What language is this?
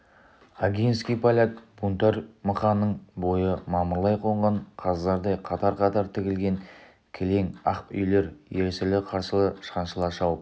Kazakh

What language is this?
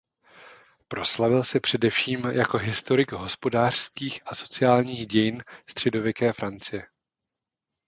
Czech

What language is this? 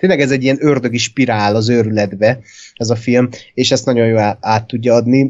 Hungarian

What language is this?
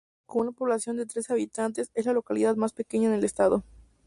Spanish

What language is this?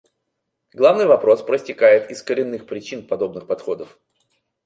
Russian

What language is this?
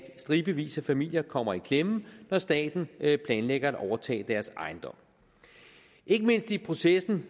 Danish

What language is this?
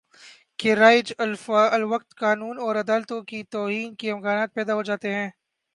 Urdu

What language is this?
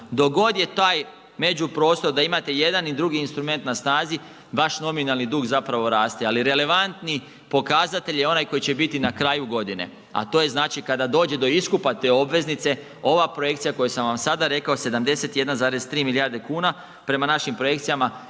Croatian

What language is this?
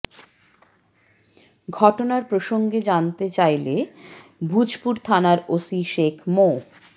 Bangla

